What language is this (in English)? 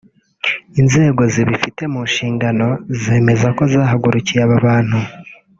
Kinyarwanda